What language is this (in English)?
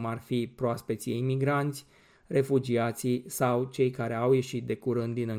Romanian